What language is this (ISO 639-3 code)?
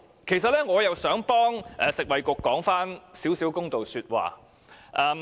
yue